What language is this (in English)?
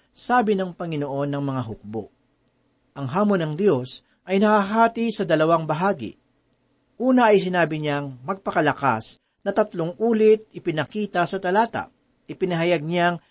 Filipino